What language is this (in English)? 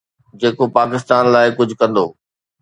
Sindhi